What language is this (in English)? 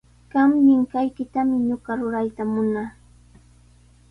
Sihuas Ancash Quechua